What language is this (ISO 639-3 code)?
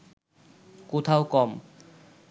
ben